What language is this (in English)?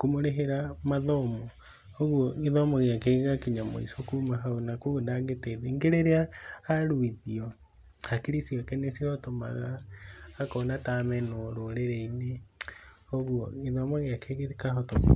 Kikuyu